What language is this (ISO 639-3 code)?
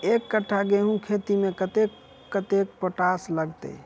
mai